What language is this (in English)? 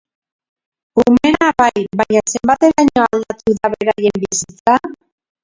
Basque